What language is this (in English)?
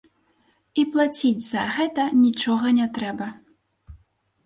Belarusian